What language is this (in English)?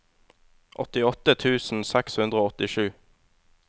Norwegian